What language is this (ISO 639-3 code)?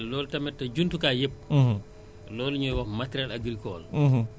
wol